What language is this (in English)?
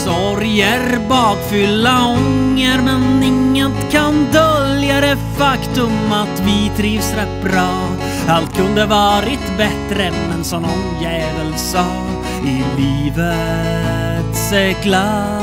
Swedish